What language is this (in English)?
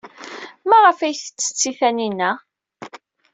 Kabyle